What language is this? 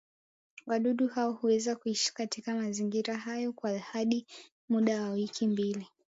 Swahili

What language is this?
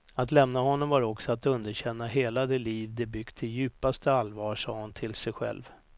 Swedish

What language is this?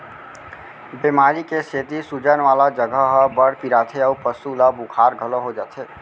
Chhattisgarhi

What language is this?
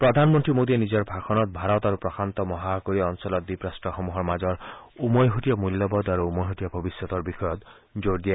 Assamese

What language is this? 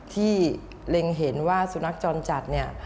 Thai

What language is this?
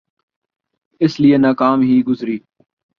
Urdu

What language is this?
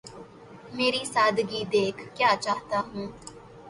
Urdu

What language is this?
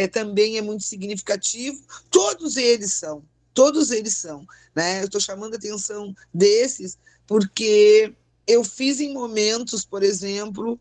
Portuguese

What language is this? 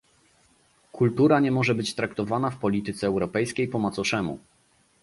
Polish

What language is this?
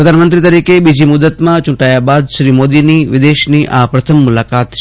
Gujarati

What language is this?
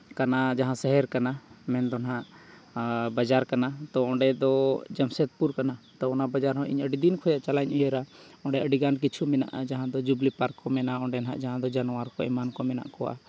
Santali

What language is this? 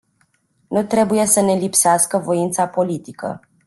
Romanian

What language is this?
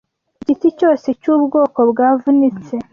Kinyarwanda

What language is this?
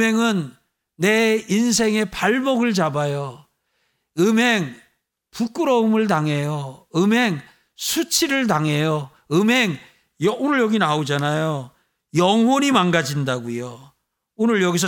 Korean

